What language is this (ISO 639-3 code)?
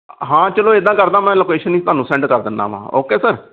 pan